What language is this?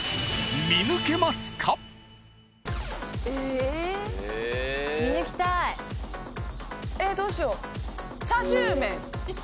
Japanese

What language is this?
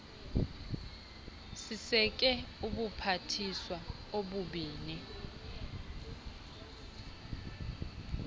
Xhosa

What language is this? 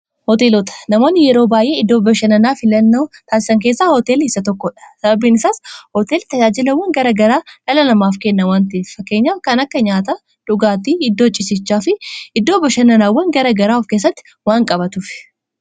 Oromo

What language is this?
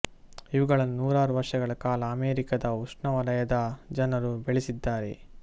Kannada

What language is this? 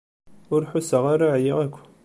Kabyle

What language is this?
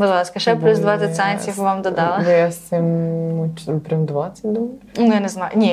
Ukrainian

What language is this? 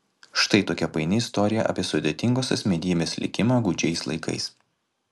Lithuanian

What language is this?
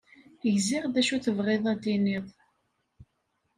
Kabyle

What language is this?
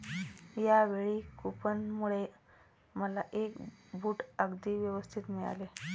Marathi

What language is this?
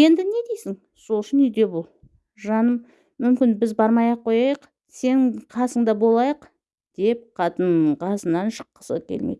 Russian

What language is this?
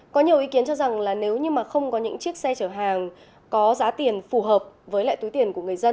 Vietnamese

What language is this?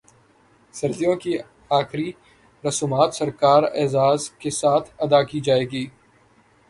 Urdu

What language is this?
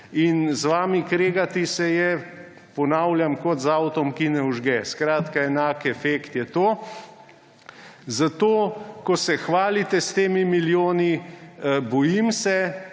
Slovenian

